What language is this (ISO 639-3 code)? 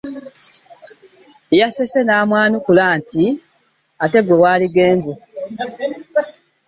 lug